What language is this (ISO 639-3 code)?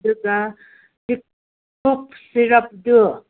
mni